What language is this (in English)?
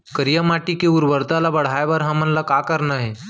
Chhattisgarhi